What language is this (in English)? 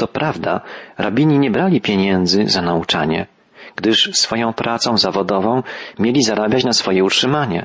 Polish